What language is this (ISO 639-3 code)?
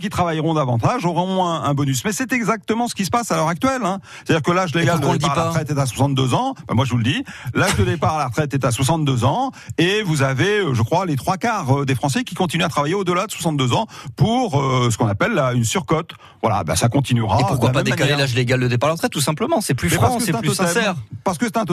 fra